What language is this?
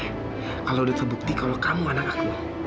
Indonesian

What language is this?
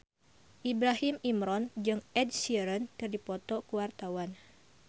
Sundanese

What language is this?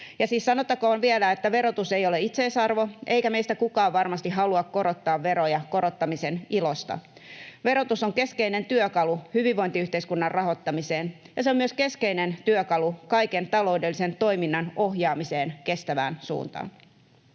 Finnish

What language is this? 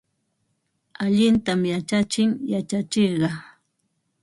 Ambo-Pasco Quechua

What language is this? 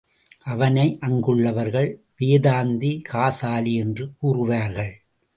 Tamil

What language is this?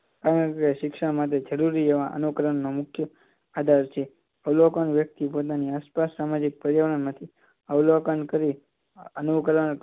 Gujarati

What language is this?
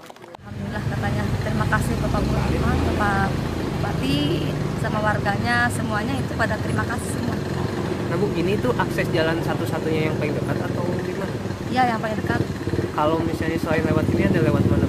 Indonesian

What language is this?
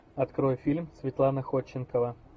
Russian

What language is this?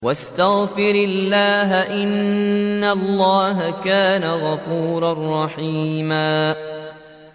Arabic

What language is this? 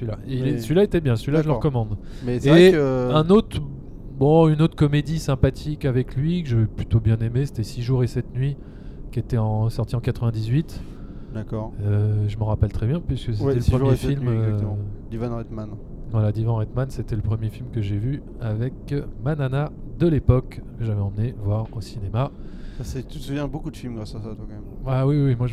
French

